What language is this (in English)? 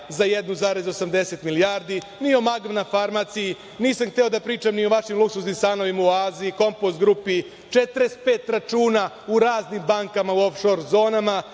Serbian